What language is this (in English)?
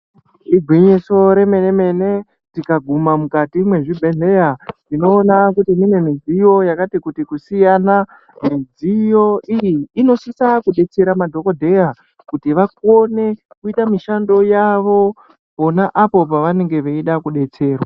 Ndau